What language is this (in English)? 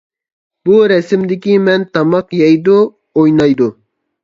Uyghur